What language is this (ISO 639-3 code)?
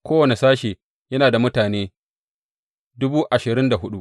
hau